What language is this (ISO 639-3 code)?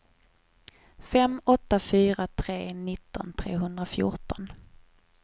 swe